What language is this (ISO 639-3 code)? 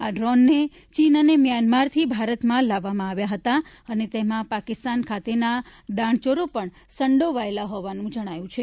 guj